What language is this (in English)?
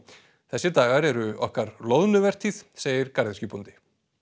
Icelandic